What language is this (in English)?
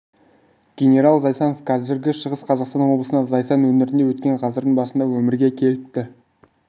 Kazakh